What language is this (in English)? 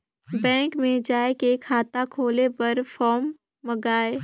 Chhattisgarhi